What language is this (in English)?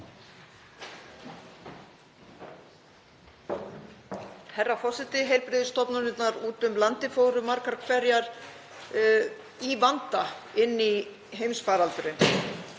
Icelandic